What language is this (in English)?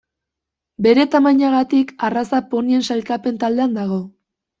Basque